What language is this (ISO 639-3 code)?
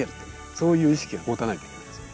jpn